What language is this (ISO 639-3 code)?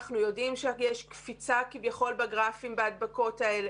heb